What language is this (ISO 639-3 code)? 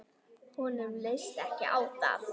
isl